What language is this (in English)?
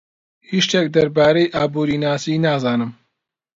Central Kurdish